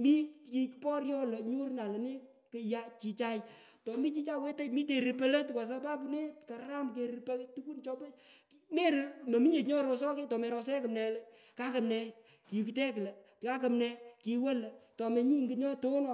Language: Pökoot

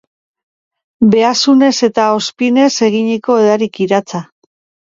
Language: Basque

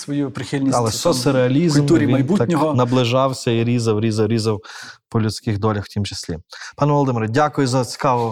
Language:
Ukrainian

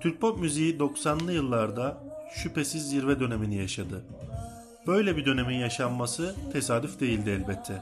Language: Turkish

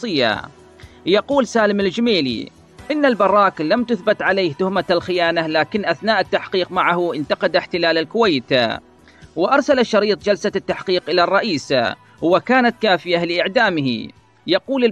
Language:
Arabic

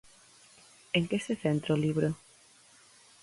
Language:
Galician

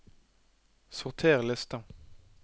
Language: Norwegian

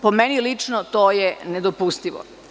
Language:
Serbian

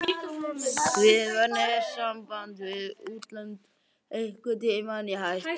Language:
Icelandic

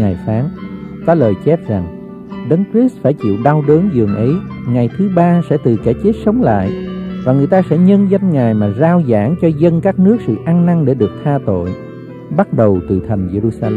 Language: Vietnamese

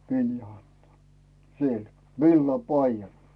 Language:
Finnish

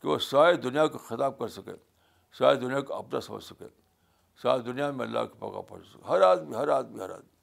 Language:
Urdu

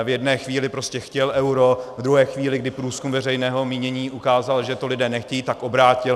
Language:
Czech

